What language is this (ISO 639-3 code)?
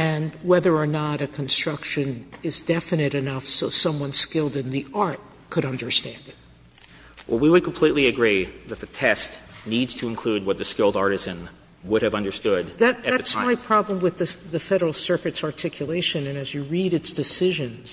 eng